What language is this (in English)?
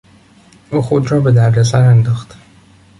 Persian